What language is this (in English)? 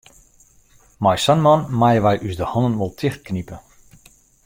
Western Frisian